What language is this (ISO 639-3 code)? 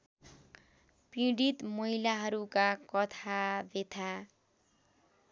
nep